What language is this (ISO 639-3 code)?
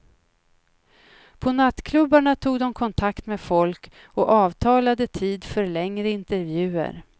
swe